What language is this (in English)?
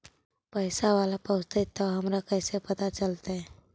Magahi